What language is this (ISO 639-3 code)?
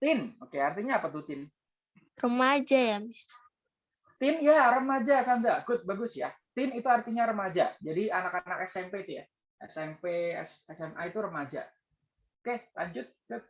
ind